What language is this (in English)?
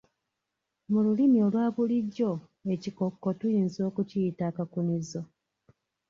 Ganda